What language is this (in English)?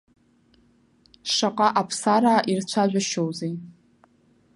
Abkhazian